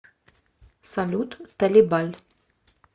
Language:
Russian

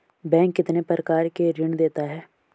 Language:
Hindi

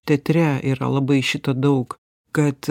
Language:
Lithuanian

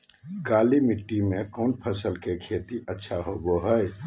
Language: Magahi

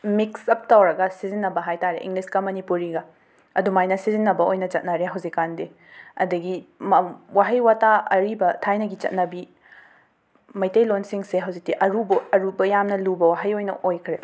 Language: Manipuri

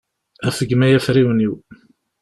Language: Kabyle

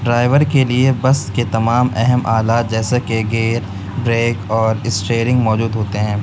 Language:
Urdu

